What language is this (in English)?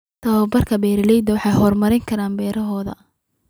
Somali